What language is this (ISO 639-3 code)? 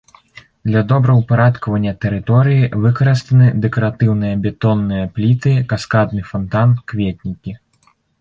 bel